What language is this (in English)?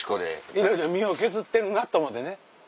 Japanese